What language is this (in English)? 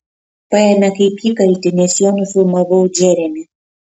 Lithuanian